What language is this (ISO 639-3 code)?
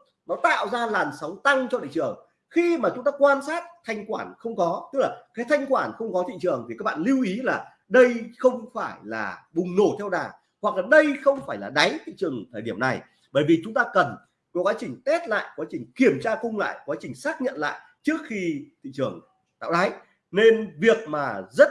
vie